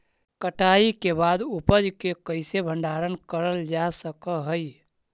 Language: Magahi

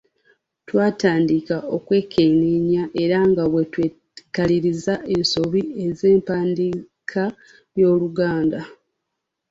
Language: Ganda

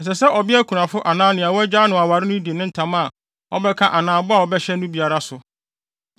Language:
Akan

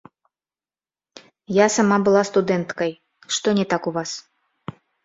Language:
Belarusian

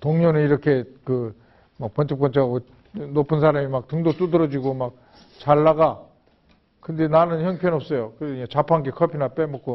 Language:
Korean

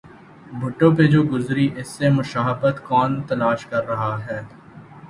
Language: Urdu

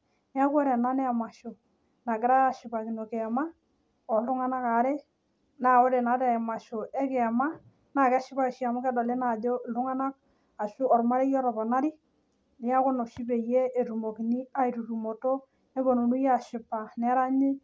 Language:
Masai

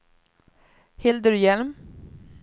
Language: Swedish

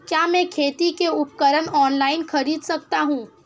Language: Hindi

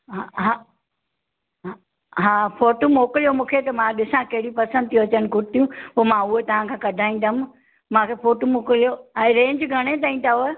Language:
Sindhi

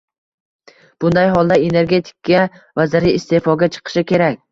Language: Uzbek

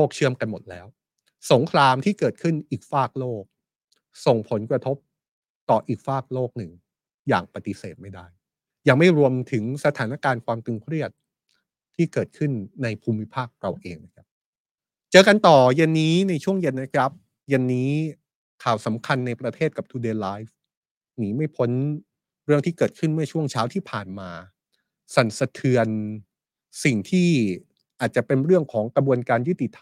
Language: Thai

